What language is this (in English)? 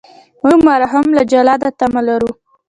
Pashto